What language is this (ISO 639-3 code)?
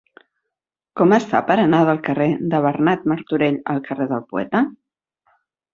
cat